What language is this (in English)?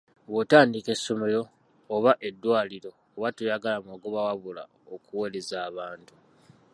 Ganda